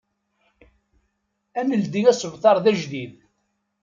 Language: Kabyle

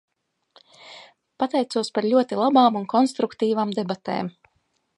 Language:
Latvian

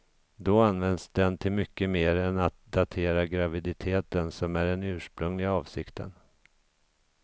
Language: Swedish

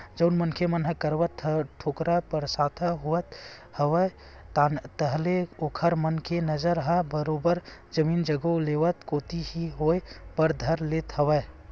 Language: Chhattisgarhi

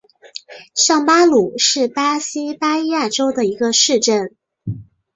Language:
Chinese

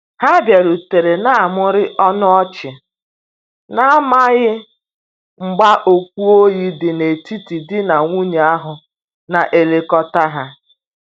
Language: Igbo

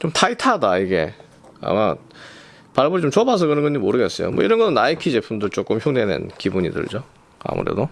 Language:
Korean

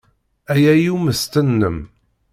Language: Kabyle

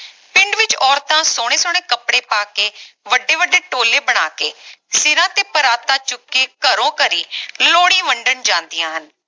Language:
Punjabi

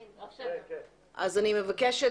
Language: Hebrew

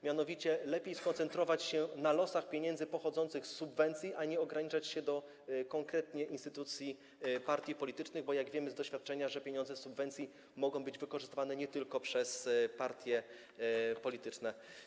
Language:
Polish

